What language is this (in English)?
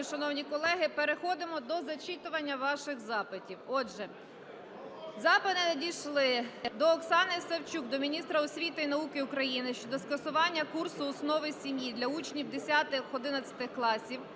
Ukrainian